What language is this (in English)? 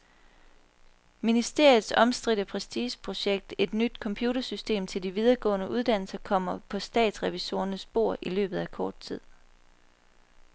Danish